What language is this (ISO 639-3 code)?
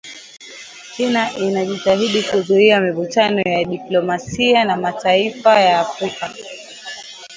swa